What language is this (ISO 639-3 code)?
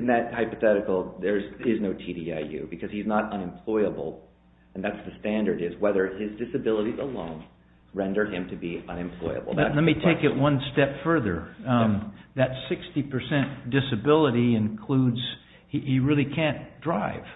eng